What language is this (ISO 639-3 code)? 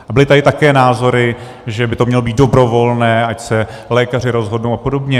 ces